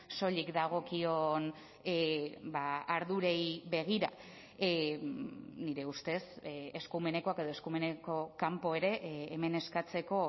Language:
Basque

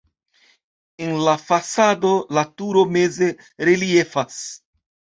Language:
Esperanto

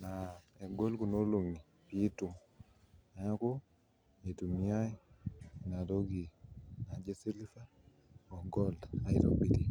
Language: Masai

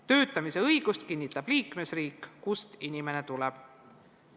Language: Estonian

